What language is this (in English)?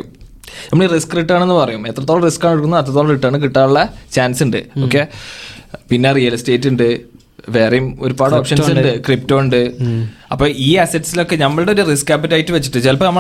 Malayalam